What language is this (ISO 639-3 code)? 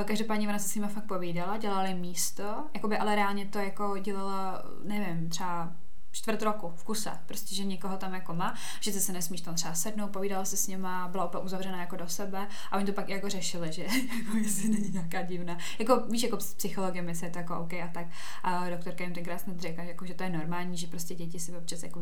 ces